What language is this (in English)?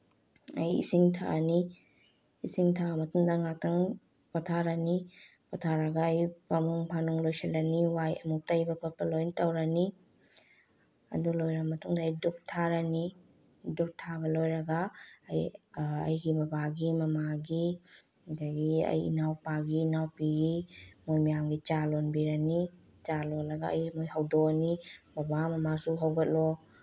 Manipuri